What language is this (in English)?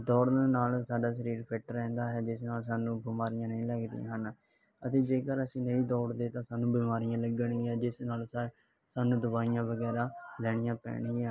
Punjabi